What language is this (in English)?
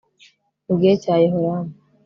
Kinyarwanda